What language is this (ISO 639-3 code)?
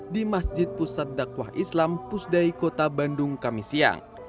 ind